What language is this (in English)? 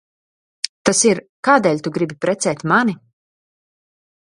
Latvian